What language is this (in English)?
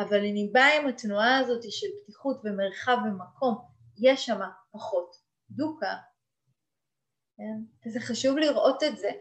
Hebrew